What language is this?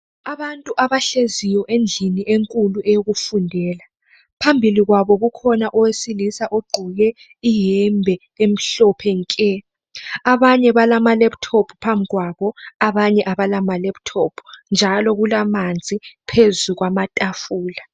North Ndebele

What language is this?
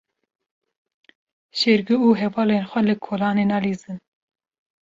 Kurdish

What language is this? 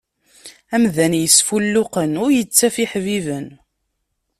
Kabyle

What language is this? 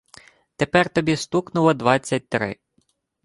Ukrainian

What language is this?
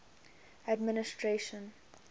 English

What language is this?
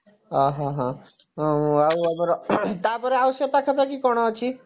Odia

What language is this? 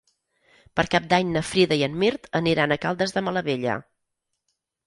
Catalan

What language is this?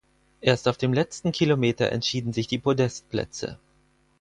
German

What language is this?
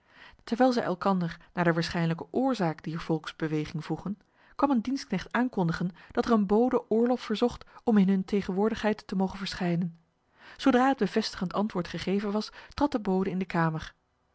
Dutch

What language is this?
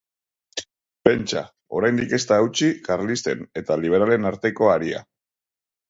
Basque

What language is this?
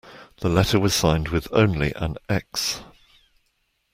English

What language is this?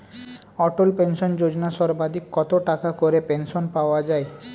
Bangla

